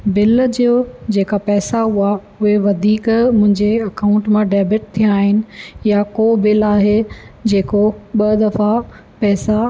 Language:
Sindhi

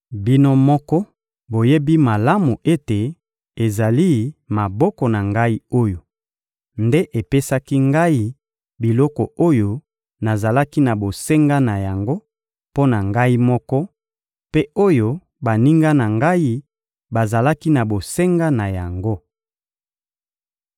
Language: Lingala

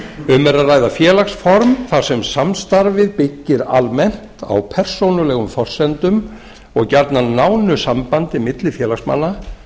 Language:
Icelandic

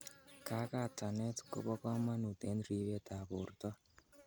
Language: Kalenjin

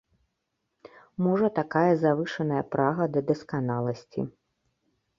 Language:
Belarusian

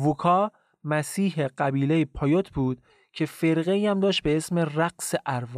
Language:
Persian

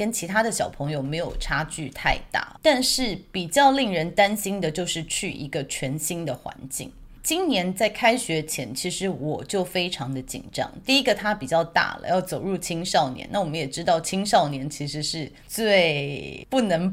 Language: Chinese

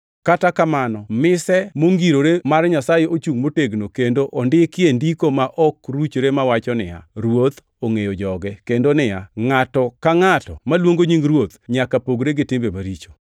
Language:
Luo (Kenya and Tanzania)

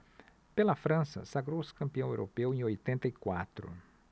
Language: Portuguese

